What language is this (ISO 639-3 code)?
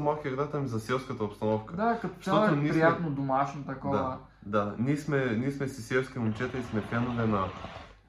bul